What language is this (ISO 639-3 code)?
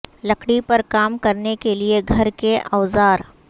urd